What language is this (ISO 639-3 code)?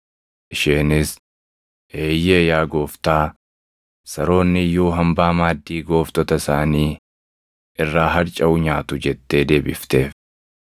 orm